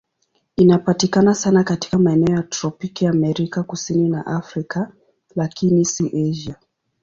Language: Swahili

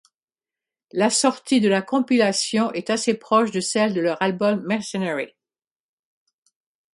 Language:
French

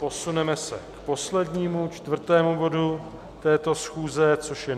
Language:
Czech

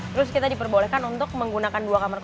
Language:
Indonesian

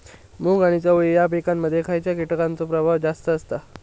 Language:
Marathi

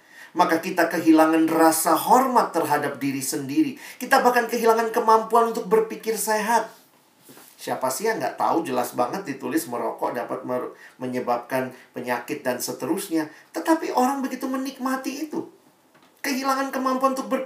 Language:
Indonesian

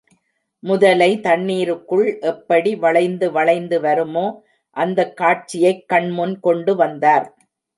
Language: Tamil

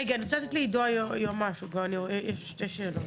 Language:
Hebrew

